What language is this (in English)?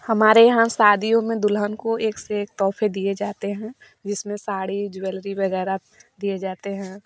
Hindi